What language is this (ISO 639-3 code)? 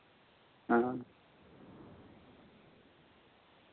sat